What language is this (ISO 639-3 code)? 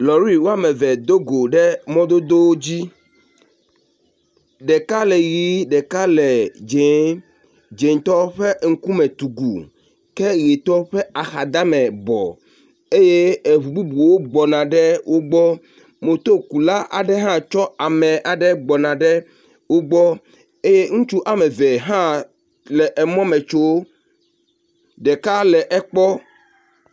ewe